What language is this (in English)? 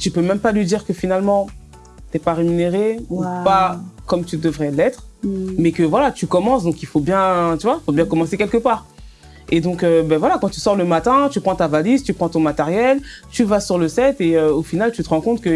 French